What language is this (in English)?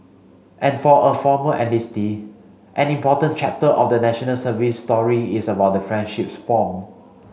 English